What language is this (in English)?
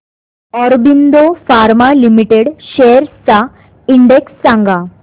Marathi